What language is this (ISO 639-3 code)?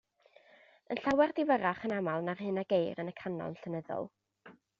cym